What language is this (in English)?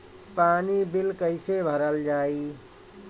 Bhojpuri